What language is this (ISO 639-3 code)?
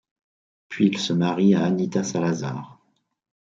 fra